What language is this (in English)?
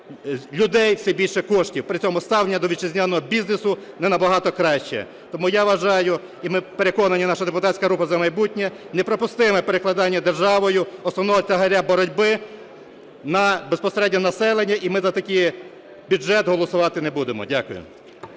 Ukrainian